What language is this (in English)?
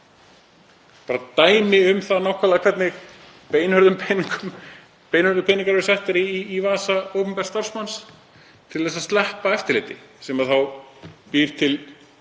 Icelandic